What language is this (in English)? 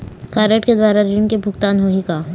Chhattisgarhi